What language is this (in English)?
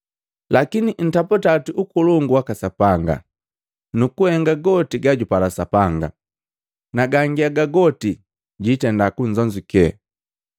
Matengo